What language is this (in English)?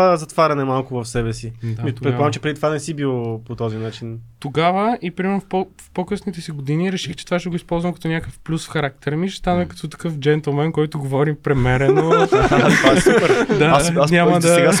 Bulgarian